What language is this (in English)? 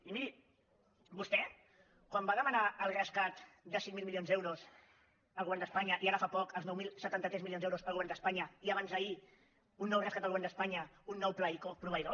Catalan